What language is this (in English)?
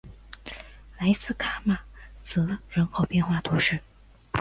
Chinese